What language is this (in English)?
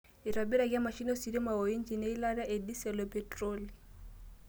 Masai